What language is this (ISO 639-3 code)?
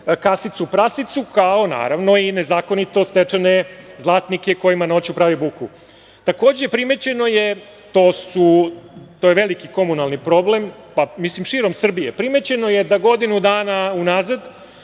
srp